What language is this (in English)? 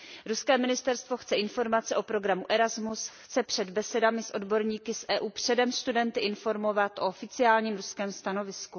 Czech